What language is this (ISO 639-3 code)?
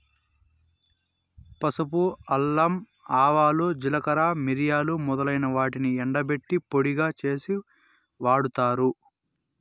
tel